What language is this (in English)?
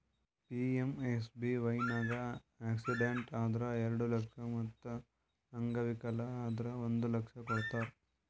Kannada